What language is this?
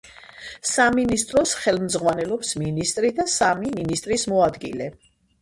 Georgian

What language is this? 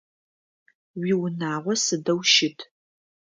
Adyghe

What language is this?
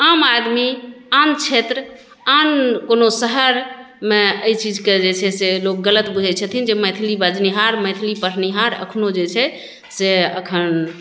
Maithili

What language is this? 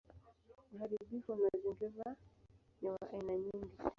Swahili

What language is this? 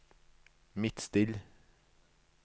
Norwegian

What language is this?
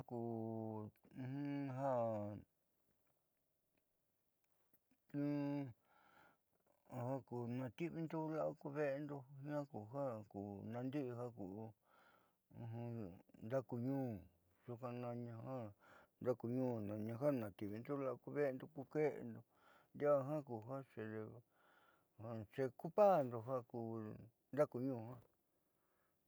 Southeastern Nochixtlán Mixtec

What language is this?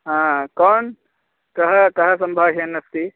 Sanskrit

